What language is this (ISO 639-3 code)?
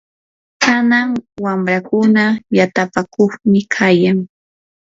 qur